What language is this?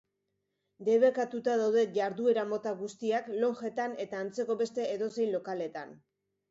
Basque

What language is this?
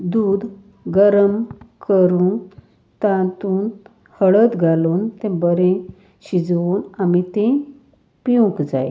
Konkani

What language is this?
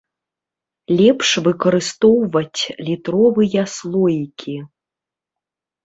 Belarusian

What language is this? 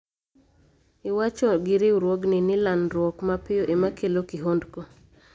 Luo (Kenya and Tanzania)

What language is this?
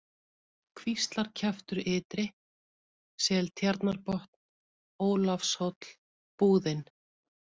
Icelandic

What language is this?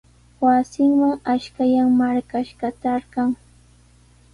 Sihuas Ancash Quechua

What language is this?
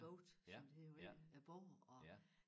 Danish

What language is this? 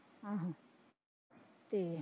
Punjabi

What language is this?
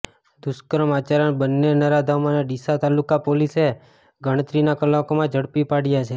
Gujarati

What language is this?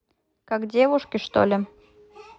Russian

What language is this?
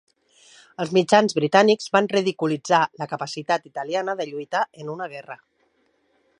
Catalan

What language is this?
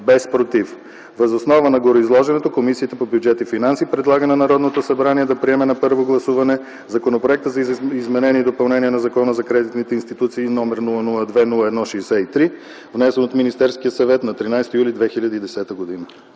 Bulgarian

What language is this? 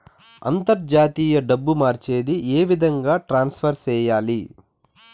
Telugu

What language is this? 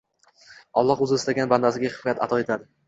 Uzbek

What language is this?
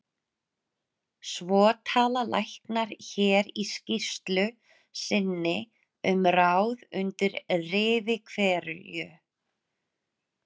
Icelandic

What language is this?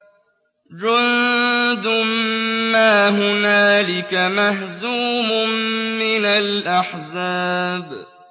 Arabic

